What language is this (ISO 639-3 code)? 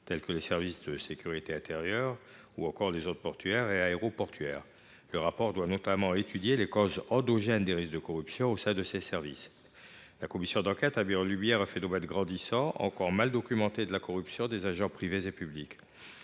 fra